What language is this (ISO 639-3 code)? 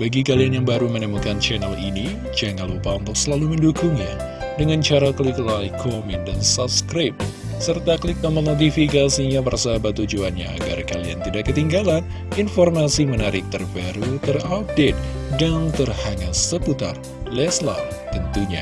ind